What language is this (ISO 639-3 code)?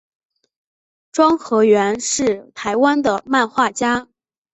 zho